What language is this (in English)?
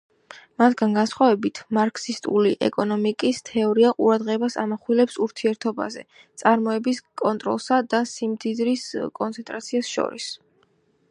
Georgian